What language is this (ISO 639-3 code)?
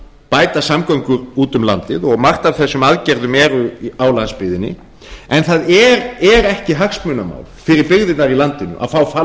isl